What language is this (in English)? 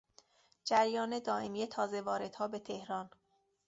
Persian